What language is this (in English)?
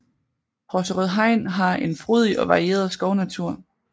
Danish